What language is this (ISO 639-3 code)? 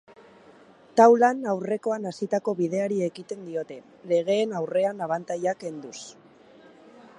eus